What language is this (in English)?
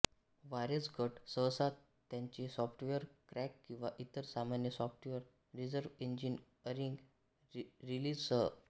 Marathi